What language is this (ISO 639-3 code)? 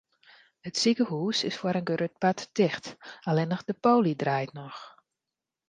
fry